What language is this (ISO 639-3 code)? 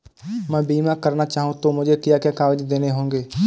hin